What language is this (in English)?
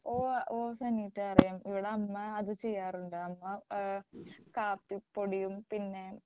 Malayalam